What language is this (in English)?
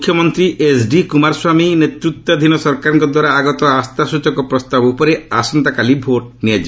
Odia